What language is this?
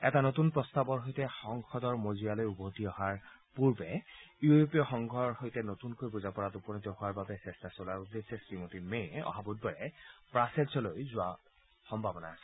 Assamese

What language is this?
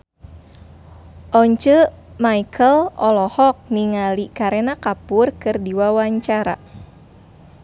Sundanese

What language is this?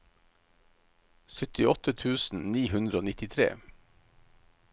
Norwegian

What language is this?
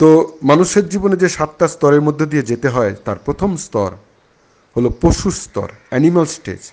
Bangla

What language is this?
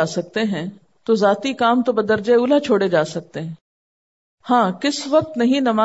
Urdu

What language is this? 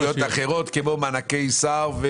Hebrew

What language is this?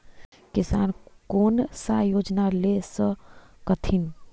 Magahi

